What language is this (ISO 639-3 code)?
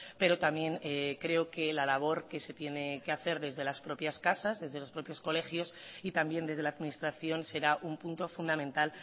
spa